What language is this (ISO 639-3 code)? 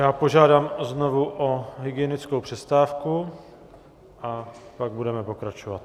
ces